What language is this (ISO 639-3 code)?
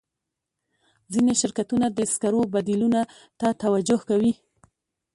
pus